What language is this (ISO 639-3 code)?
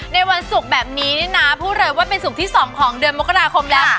tha